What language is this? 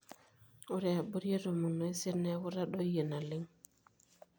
Masai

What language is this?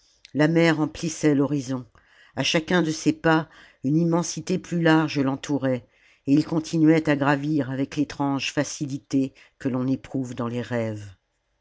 French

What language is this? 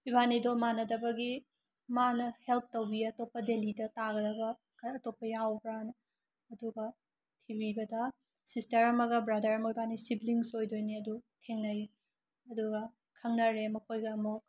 Manipuri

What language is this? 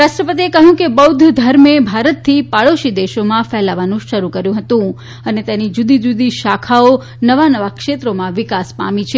Gujarati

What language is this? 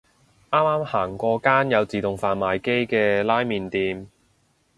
Cantonese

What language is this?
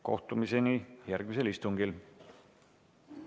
Estonian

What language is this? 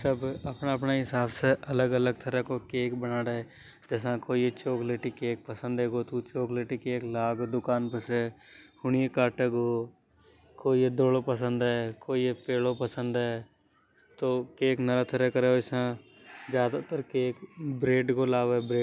Hadothi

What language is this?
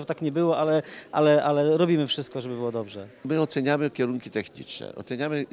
Polish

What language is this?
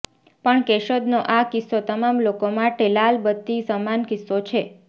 Gujarati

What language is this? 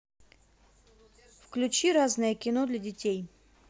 Russian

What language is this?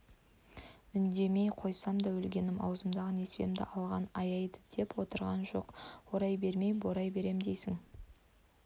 Kazakh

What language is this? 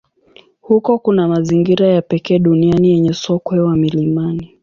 Swahili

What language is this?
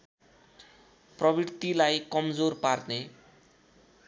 Nepali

